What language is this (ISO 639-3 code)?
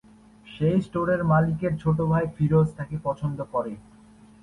ben